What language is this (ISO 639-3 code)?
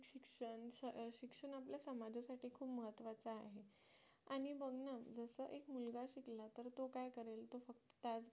mar